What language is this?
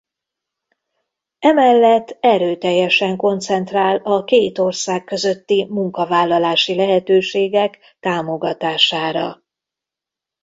Hungarian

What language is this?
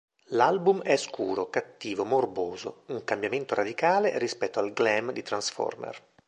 Italian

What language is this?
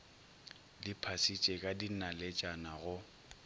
Northern Sotho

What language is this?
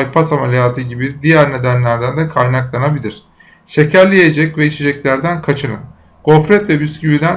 Turkish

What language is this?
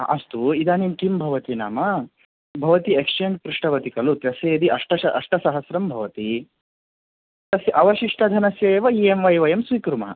Sanskrit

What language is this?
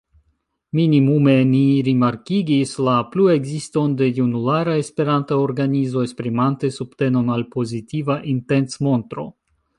Esperanto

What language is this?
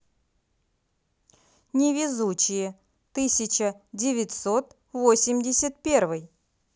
Russian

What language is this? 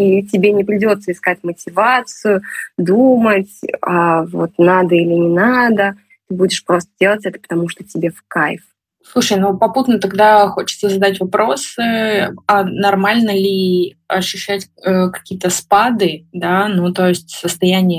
Russian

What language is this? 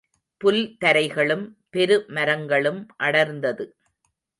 Tamil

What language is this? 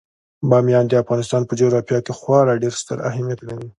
Pashto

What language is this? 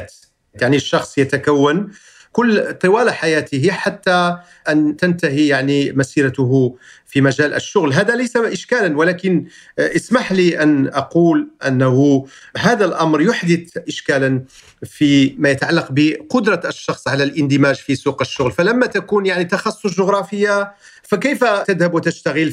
Arabic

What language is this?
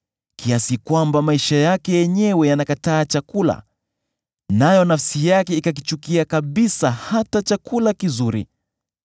Swahili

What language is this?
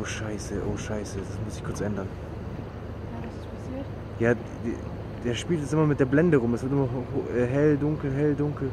German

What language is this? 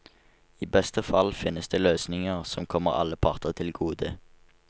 Norwegian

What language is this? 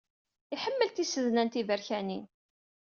Kabyle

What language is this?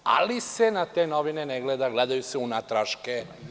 Serbian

